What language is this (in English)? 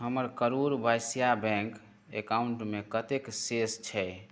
Maithili